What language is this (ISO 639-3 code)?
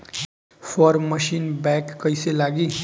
bho